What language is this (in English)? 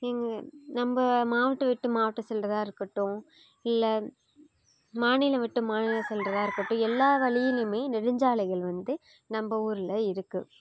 Tamil